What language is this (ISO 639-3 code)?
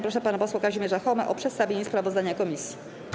pol